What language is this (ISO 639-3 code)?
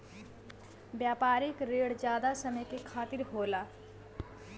bho